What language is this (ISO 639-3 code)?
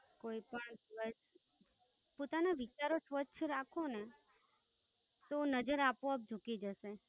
guj